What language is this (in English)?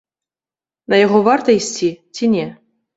Belarusian